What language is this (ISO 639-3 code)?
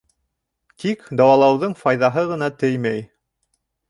bak